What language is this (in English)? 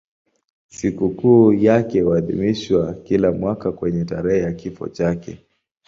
Swahili